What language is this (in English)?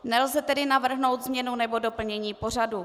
Czech